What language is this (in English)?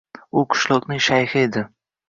Uzbek